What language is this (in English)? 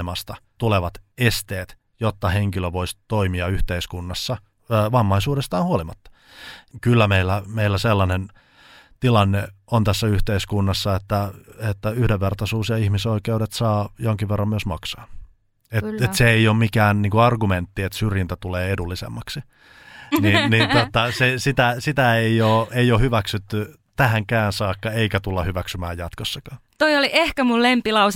Finnish